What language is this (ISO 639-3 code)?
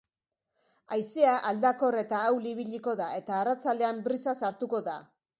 eus